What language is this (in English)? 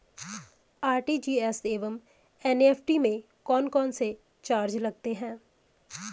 Hindi